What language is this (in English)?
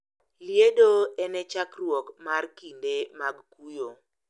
Luo (Kenya and Tanzania)